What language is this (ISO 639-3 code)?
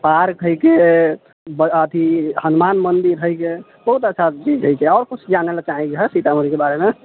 mai